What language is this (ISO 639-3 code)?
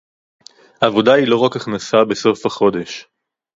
heb